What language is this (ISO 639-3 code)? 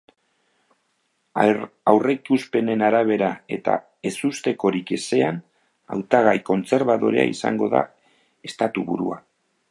eus